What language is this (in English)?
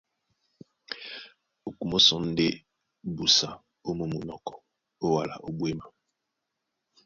Duala